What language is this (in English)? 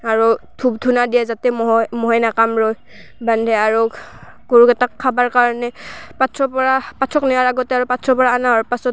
Assamese